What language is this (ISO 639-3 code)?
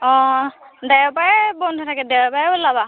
asm